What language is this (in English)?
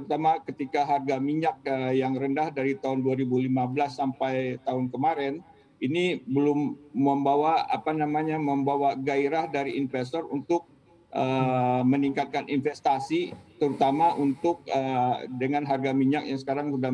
Indonesian